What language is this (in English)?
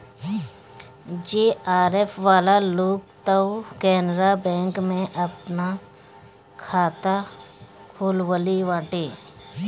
Bhojpuri